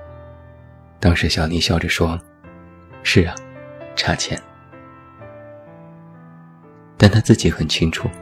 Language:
Chinese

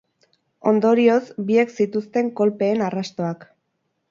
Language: Basque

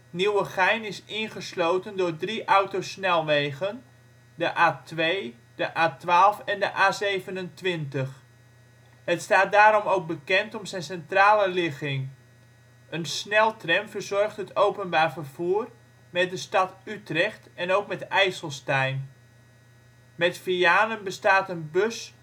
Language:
Dutch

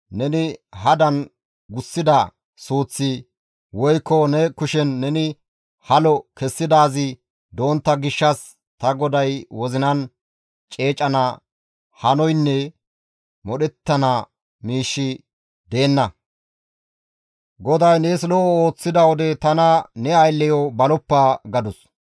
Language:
Gamo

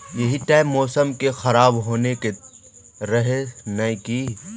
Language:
Magahi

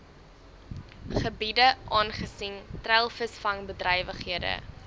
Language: Afrikaans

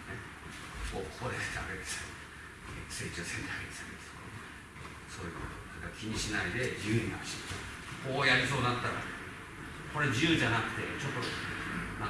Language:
Japanese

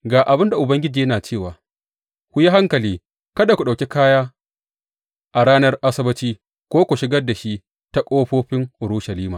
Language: Hausa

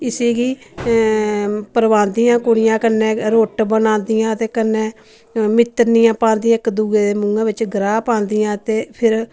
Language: Dogri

